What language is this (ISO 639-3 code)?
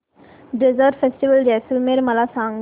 mar